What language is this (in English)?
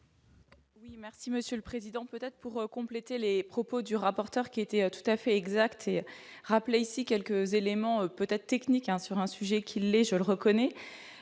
French